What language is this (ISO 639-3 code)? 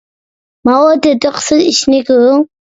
uig